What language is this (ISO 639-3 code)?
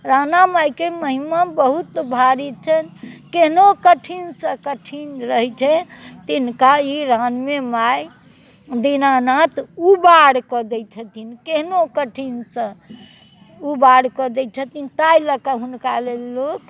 mai